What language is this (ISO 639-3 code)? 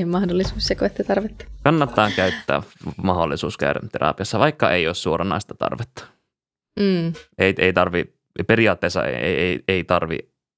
fin